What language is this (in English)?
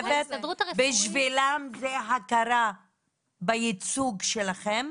Hebrew